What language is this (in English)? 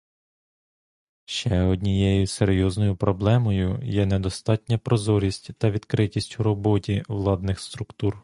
Ukrainian